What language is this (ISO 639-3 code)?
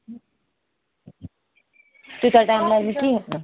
kas